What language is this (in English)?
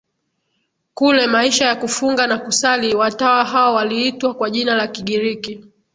Swahili